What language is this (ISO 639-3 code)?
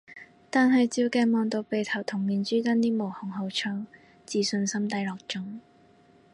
yue